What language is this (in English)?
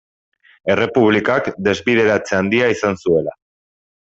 Basque